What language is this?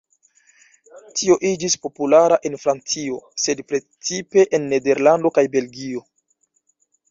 Esperanto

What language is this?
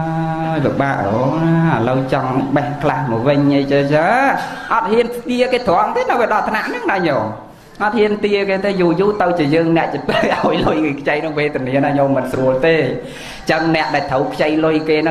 Vietnamese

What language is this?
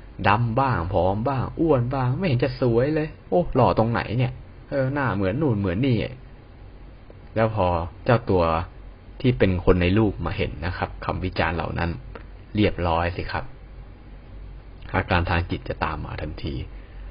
Thai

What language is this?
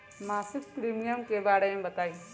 Magahi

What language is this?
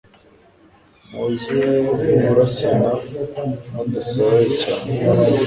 Kinyarwanda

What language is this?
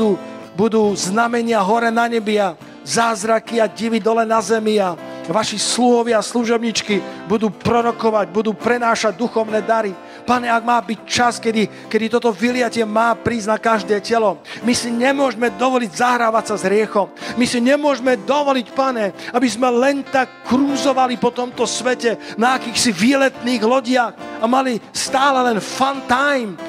Slovak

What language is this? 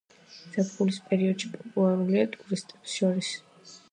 Georgian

